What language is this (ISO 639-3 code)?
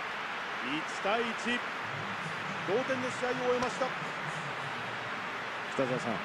jpn